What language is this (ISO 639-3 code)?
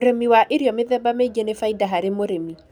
kik